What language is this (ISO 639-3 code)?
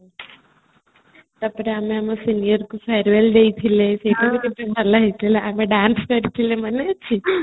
ori